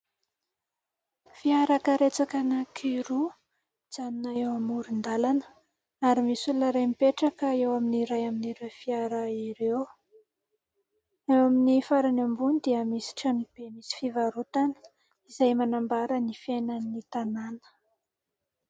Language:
Malagasy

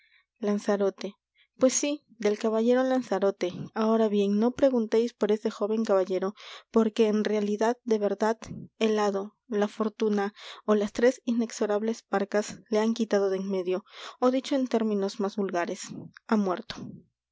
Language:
Spanish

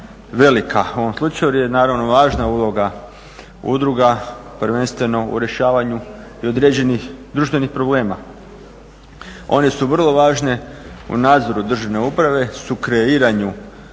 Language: Croatian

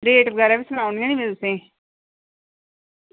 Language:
Dogri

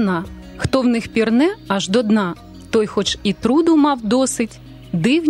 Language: Ukrainian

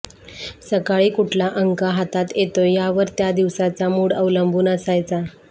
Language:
Marathi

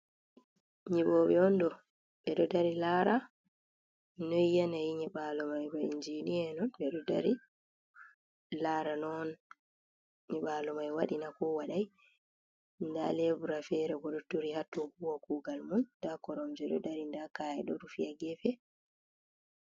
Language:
Fula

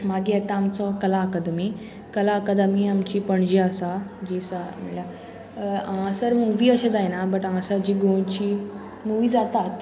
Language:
Konkani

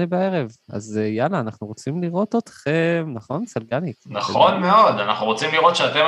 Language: Hebrew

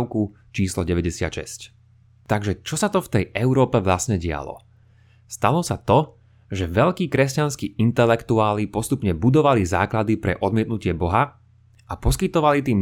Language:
Slovak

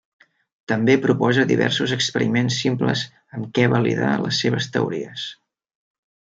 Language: Catalan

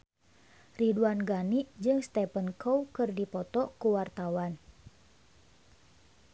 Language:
Sundanese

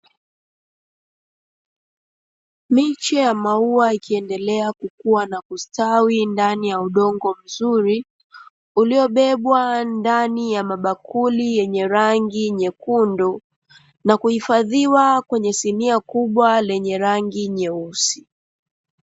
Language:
Swahili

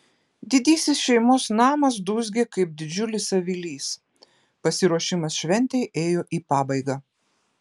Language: Lithuanian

